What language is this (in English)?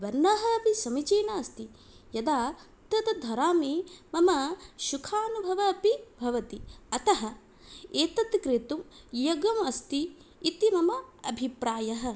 Sanskrit